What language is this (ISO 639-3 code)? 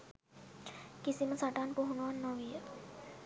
sin